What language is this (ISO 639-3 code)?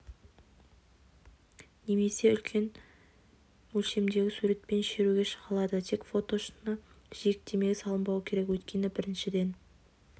kaz